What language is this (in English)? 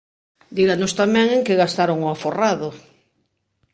Galician